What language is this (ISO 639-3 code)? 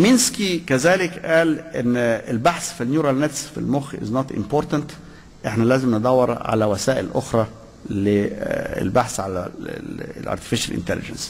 ara